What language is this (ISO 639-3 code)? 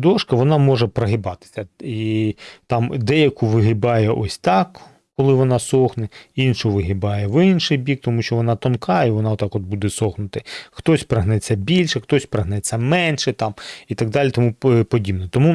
ukr